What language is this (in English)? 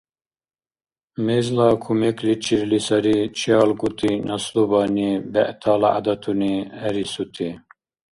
Dargwa